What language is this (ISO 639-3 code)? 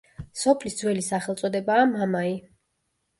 kat